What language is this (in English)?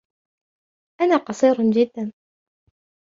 Arabic